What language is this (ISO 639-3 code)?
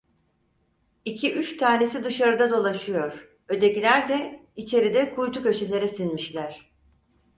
tur